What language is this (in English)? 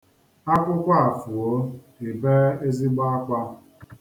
Igbo